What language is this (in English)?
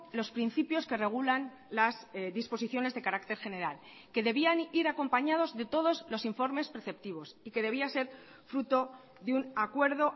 Spanish